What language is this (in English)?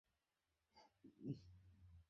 Bangla